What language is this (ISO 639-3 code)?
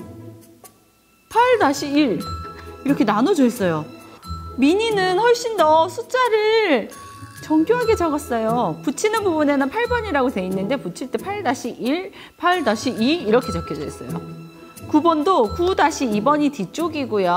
kor